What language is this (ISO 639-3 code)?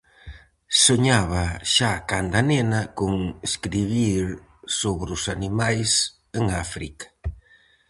glg